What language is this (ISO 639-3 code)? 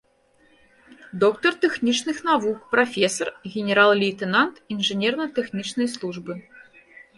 bel